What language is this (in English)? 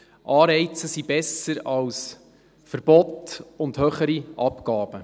Swiss German